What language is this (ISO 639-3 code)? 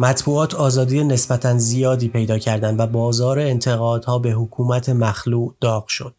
fas